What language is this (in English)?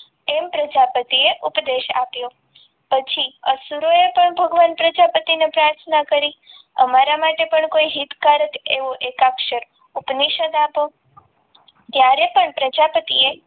Gujarati